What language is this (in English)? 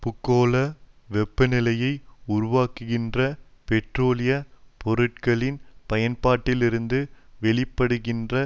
Tamil